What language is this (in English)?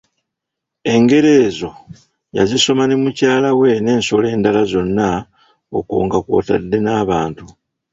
Ganda